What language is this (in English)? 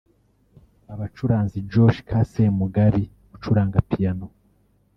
Kinyarwanda